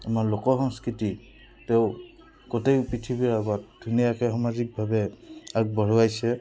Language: Assamese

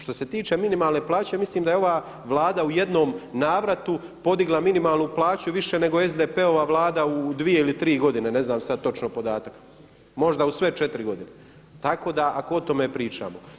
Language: Croatian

